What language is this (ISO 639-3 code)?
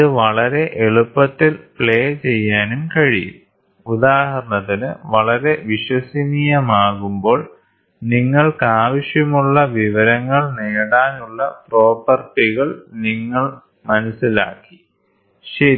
mal